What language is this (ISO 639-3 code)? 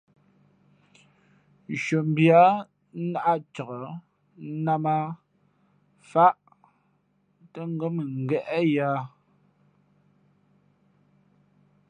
fmp